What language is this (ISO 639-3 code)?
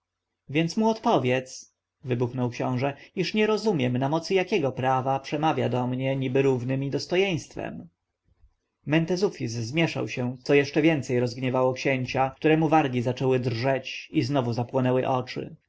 pol